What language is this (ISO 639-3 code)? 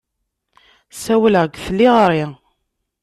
kab